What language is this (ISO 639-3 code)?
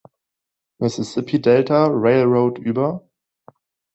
deu